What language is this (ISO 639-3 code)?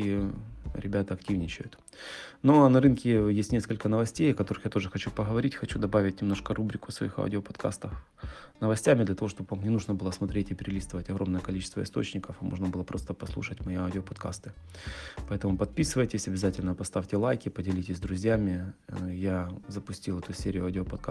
rus